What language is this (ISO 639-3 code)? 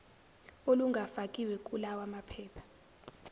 zul